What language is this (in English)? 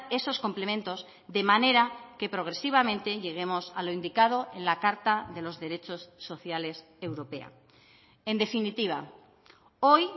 Spanish